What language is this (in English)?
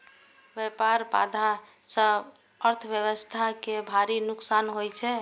Maithili